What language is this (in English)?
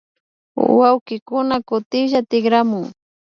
Imbabura Highland Quichua